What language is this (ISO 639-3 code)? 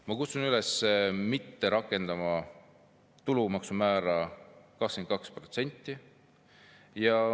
est